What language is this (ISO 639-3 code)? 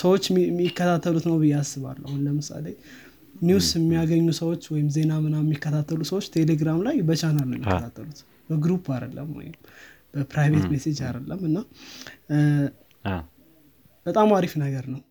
amh